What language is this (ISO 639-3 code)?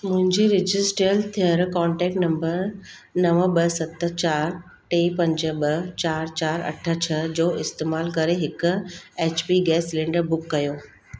snd